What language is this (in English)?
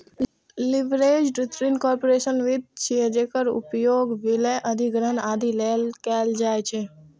Maithili